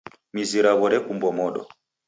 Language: Taita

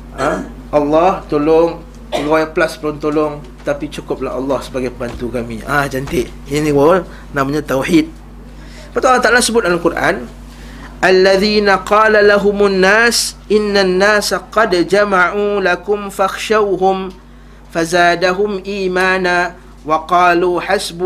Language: Malay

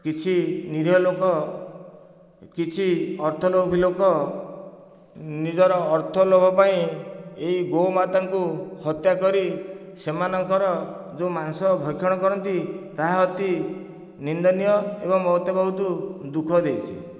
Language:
Odia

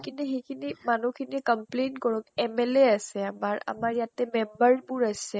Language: Assamese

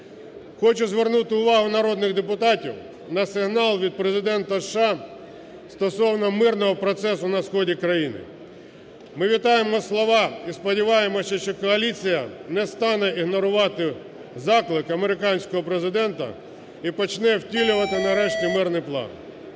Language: Ukrainian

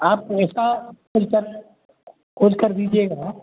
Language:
Hindi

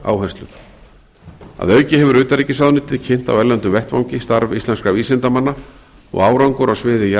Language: Icelandic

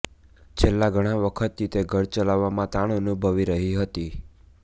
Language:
Gujarati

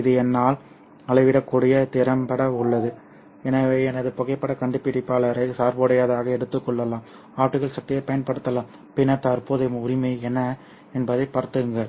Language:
Tamil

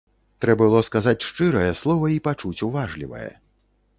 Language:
Belarusian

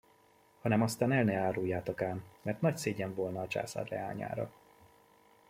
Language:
Hungarian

